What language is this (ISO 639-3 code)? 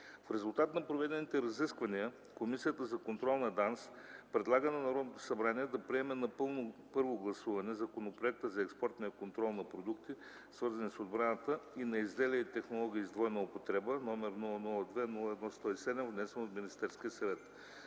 bul